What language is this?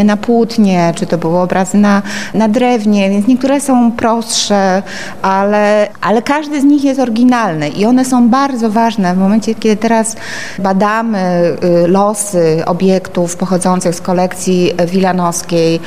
Polish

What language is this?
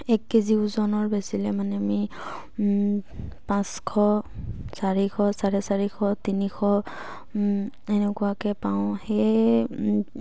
Assamese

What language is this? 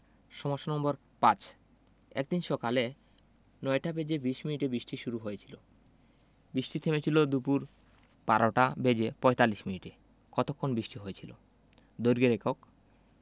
Bangla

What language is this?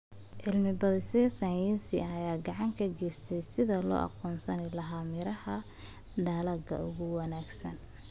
Somali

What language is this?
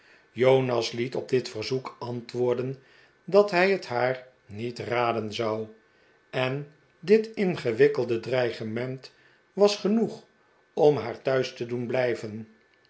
Dutch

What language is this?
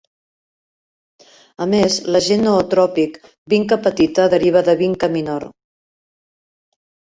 Catalan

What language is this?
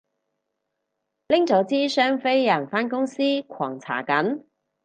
Cantonese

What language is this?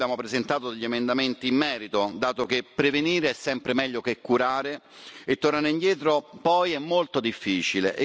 Italian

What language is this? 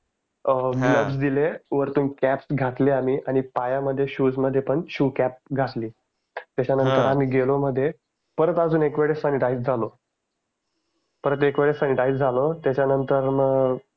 Marathi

